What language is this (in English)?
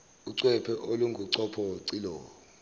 Zulu